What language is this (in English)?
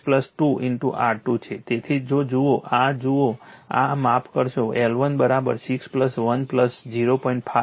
Gujarati